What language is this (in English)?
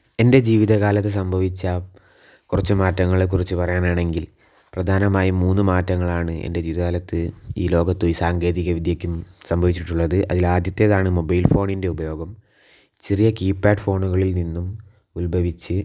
Malayalam